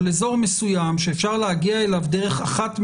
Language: Hebrew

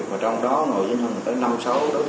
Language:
Vietnamese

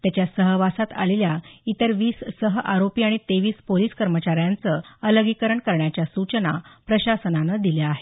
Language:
Marathi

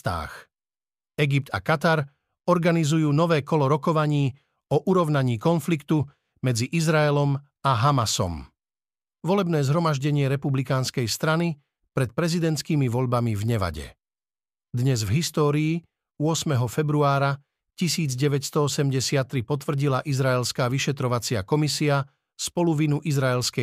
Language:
Slovak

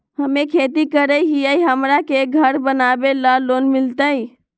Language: Magahi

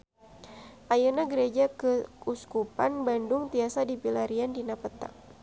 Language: Sundanese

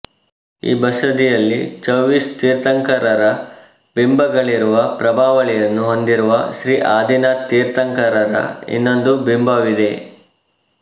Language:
Kannada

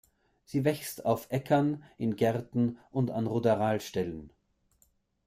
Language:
German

